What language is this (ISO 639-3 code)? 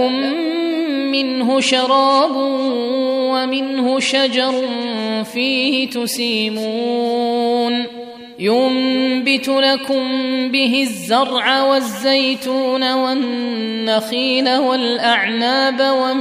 ara